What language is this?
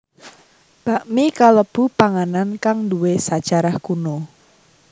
Javanese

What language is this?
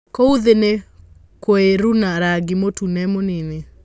Kikuyu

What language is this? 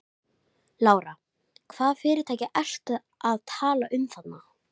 Icelandic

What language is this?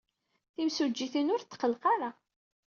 Kabyle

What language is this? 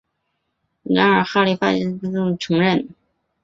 Chinese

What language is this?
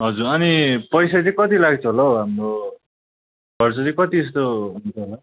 Nepali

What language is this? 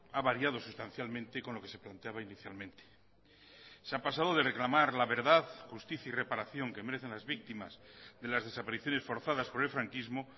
Spanish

